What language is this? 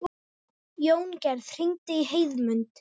Icelandic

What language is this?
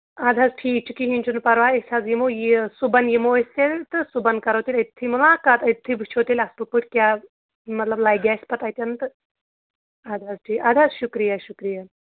Kashmiri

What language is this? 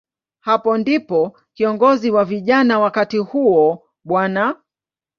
Swahili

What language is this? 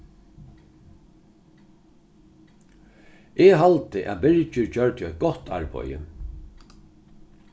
Faroese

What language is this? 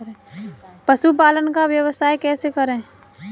Hindi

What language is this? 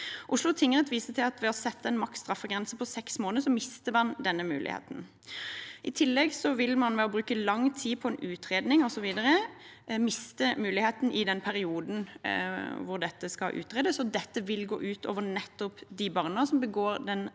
Norwegian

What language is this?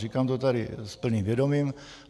Czech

